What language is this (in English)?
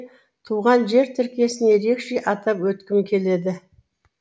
Kazakh